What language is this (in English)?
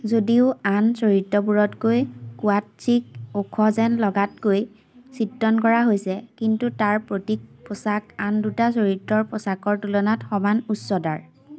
Assamese